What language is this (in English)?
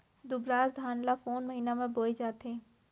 Chhattisgarhi